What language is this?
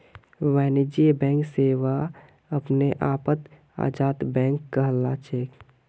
Magahi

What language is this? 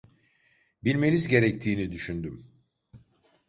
Turkish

